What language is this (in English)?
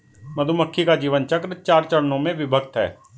Hindi